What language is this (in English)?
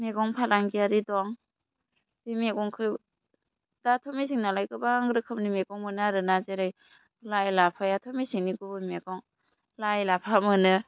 Bodo